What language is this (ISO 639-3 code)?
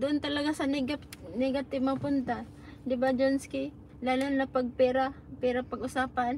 fil